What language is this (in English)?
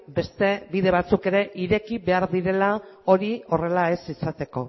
Basque